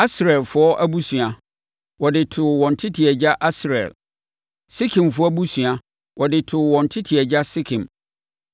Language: Akan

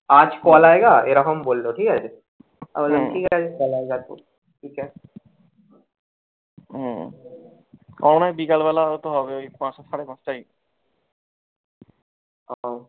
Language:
Bangla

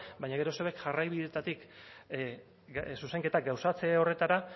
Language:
Basque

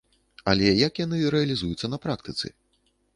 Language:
Belarusian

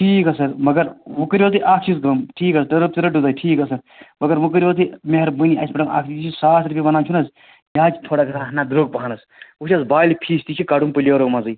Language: Kashmiri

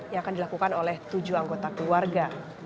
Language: Indonesian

